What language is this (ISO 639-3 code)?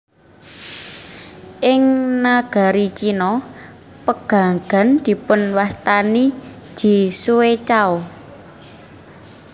jav